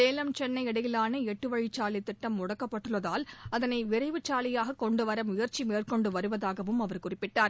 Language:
Tamil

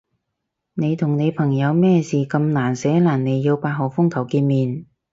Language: Cantonese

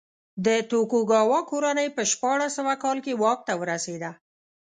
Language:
Pashto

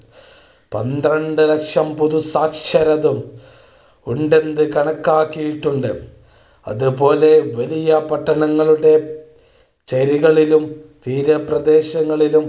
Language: Malayalam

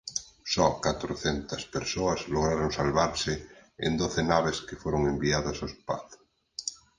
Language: Galician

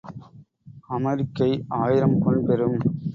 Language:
Tamil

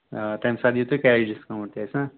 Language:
Kashmiri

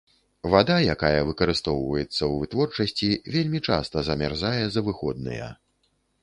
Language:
Belarusian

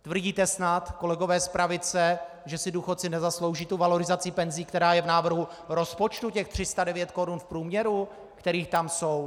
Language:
Czech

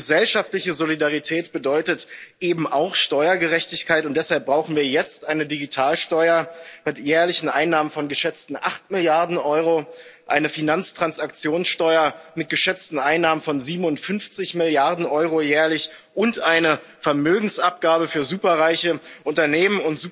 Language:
German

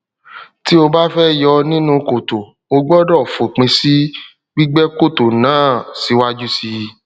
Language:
Yoruba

